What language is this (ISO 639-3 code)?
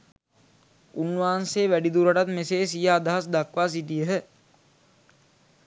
sin